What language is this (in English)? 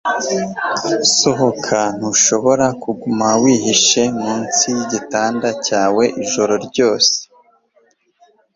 Kinyarwanda